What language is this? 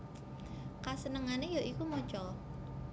Javanese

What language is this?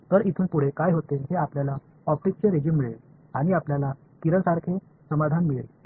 Marathi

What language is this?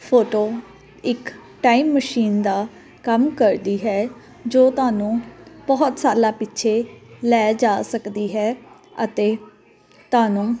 Punjabi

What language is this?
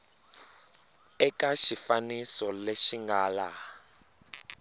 Tsonga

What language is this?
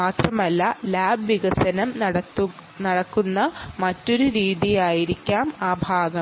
Malayalam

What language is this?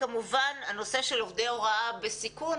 Hebrew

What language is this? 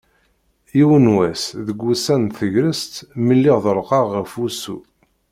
Kabyle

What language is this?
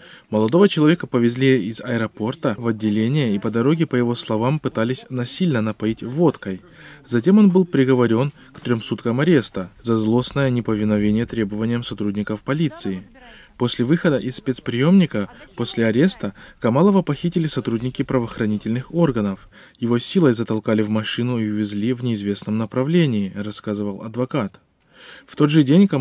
Russian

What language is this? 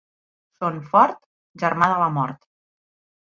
Catalan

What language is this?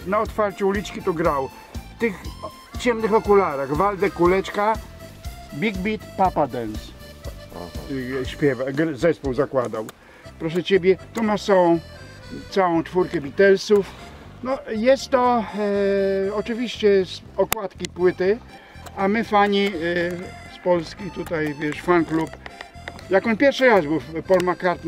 Polish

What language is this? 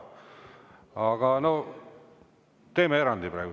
Estonian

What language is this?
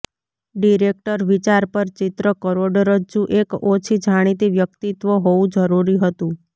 Gujarati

